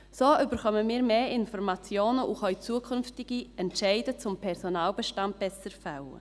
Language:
Swiss German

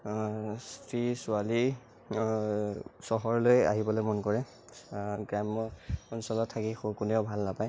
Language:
Assamese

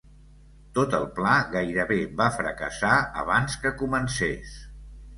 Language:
Catalan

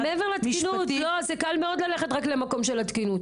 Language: Hebrew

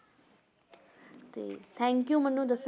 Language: Punjabi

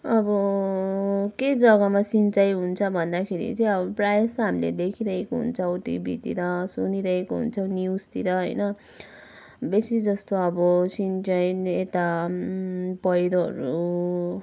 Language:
Nepali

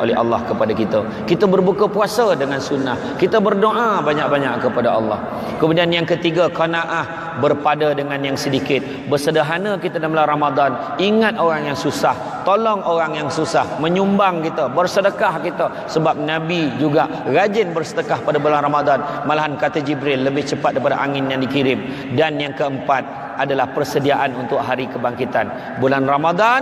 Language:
Malay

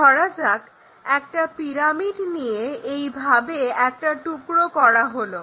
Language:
Bangla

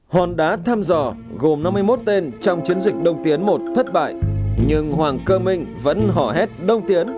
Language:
Vietnamese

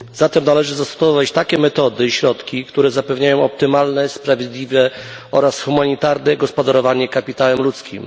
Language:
Polish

